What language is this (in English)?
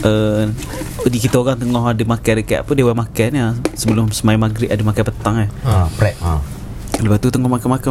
Malay